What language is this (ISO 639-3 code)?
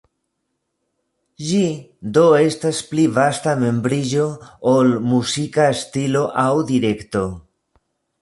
epo